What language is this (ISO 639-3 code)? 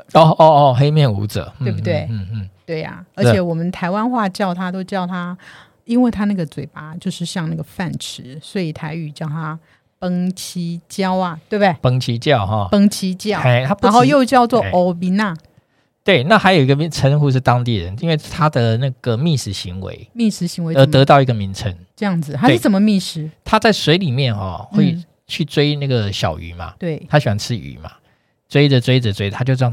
zho